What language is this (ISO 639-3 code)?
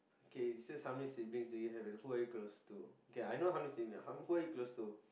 eng